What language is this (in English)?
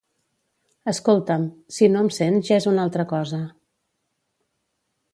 Catalan